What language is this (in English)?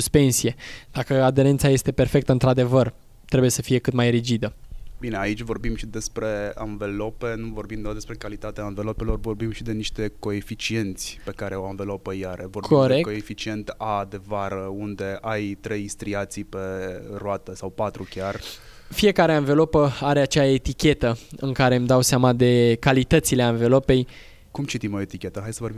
Romanian